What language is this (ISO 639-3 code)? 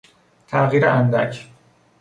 fas